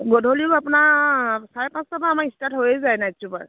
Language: Assamese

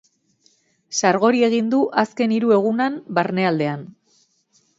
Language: Basque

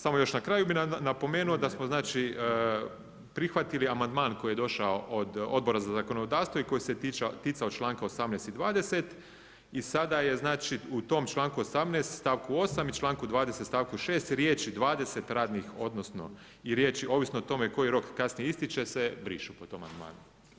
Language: Croatian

